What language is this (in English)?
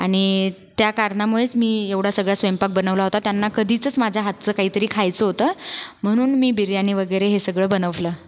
Marathi